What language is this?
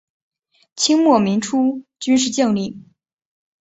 Chinese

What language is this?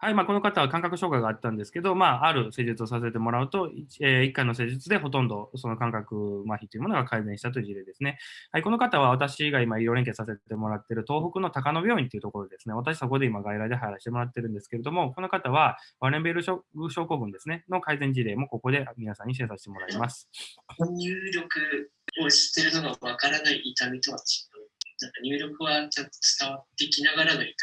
Japanese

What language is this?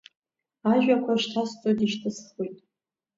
Abkhazian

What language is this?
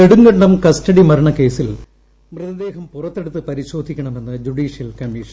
Malayalam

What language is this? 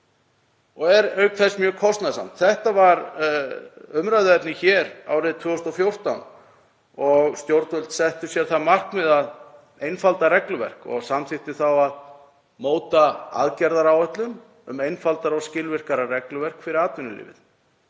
Icelandic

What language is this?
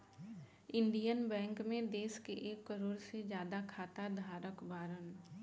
Bhojpuri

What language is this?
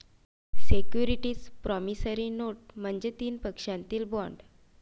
Marathi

